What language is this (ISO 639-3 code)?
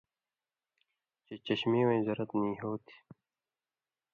mvy